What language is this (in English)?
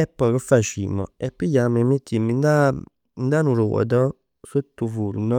Neapolitan